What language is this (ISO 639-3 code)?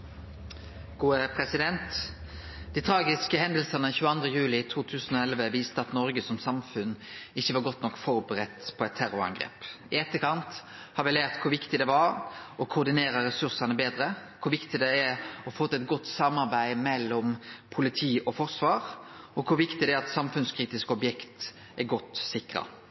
nno